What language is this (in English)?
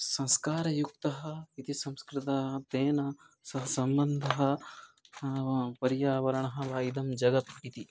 Sanskrit